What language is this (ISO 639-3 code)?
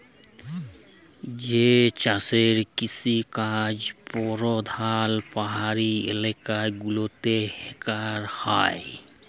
ben